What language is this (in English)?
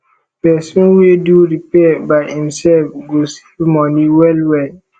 Nigerian Pidgin